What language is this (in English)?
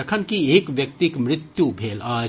Maithili